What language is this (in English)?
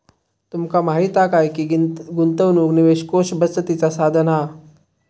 Marathi